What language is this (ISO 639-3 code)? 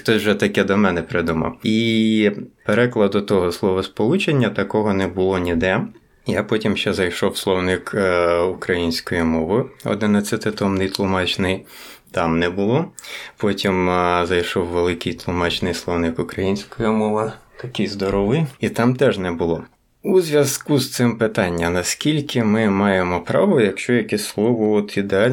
ukr